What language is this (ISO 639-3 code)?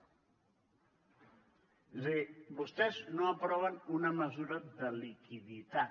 cat